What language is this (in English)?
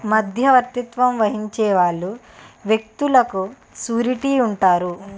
Telugu